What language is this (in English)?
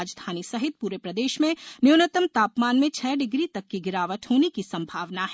Hindi